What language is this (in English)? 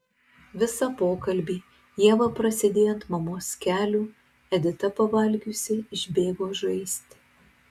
Lithuanian